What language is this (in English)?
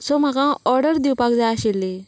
Konkani